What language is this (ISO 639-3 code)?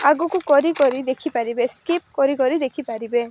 ori